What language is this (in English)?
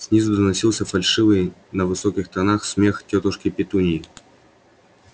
Russian